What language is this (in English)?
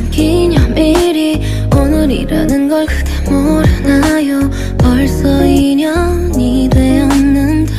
Korean